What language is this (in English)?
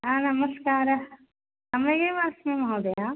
Sanskrit